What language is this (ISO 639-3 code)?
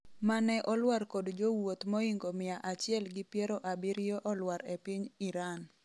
luo